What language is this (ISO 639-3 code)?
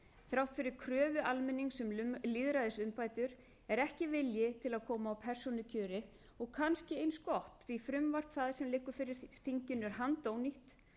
isl